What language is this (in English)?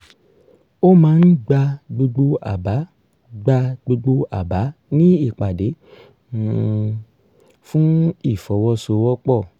Yoruba